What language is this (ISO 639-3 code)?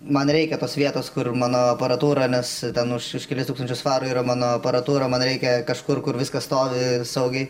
lit